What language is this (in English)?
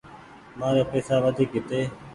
Goaria